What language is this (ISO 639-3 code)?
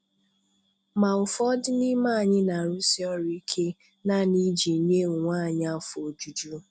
ibo